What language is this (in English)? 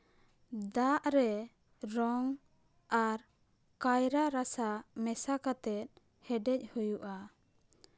Santali